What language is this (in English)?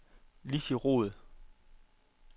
Danish